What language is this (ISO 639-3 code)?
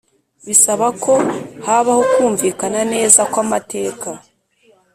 kin